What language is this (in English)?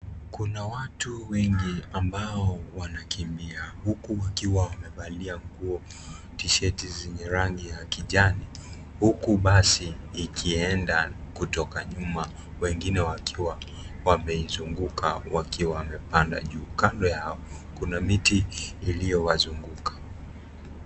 Swahili